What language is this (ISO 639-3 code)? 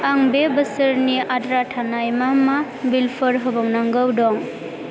brx